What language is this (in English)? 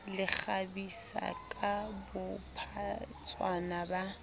Southern Sotho